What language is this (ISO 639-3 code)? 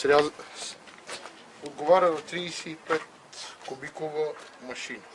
bul